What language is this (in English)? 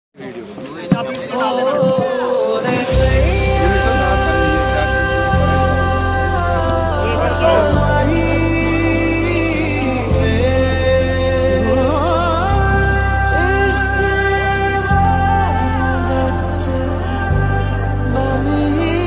Arabic